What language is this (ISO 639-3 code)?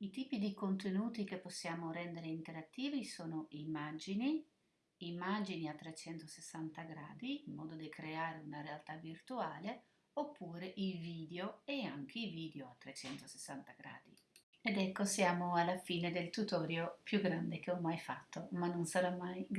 ita